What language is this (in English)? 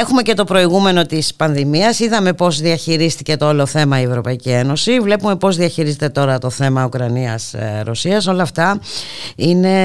Greek